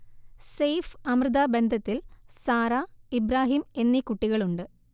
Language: Malayalam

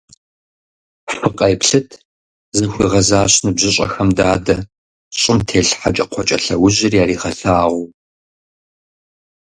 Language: Kabardian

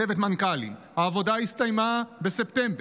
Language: Hebrew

